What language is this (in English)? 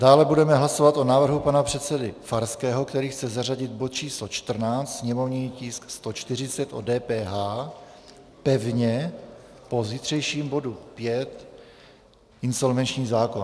Czech